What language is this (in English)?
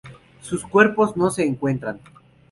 Spanish